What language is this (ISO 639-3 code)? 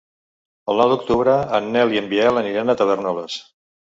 cat